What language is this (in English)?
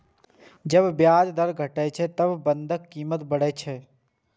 Maithili